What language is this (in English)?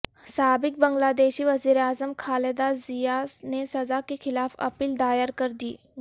Urdu